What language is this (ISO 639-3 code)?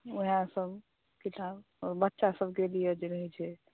mai